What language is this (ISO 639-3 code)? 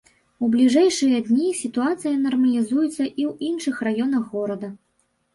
bel